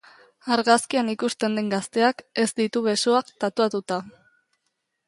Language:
Basque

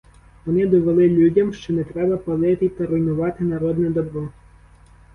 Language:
Ukrainian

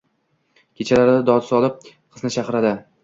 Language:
Uzbek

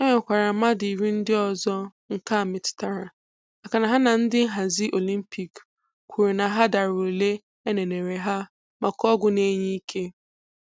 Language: Igbo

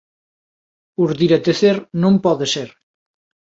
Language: Galician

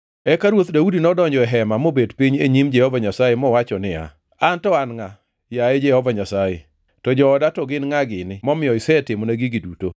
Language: Luo (Kenya and Tanzania)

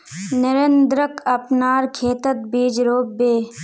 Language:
Magahi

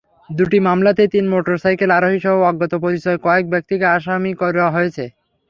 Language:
Bangla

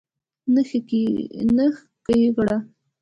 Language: Pashto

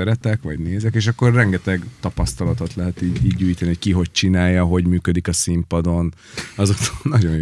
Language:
Hungarian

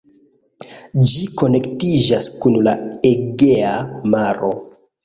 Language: Esperanto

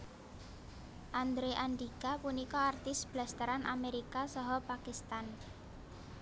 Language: Javanese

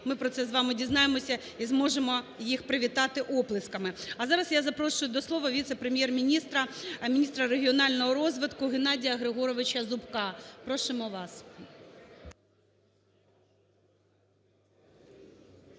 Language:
Ukrainian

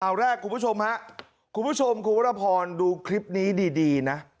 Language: Thai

